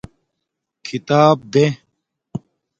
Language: Domaaki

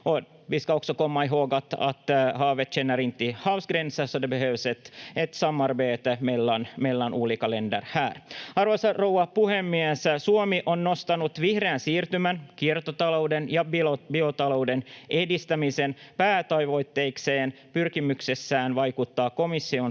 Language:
Finnish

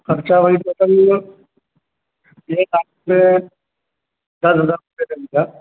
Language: Urdu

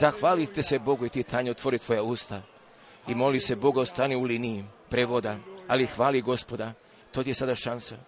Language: Croatian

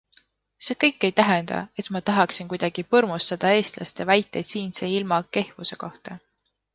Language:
Estonian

